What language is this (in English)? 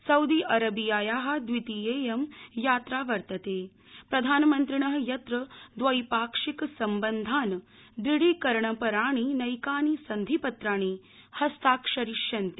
Sanskrit